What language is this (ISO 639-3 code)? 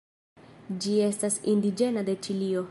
epo